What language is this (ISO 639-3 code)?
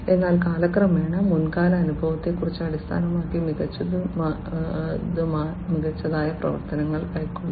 mal